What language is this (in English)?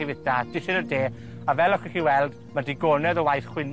Welsh